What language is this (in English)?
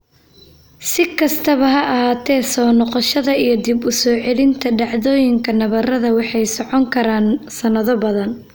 Somali